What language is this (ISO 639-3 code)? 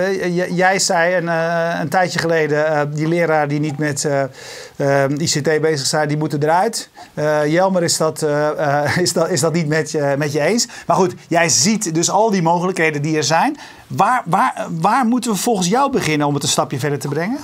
nld